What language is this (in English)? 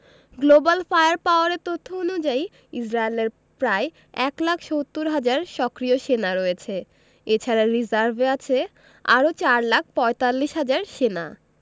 Bangla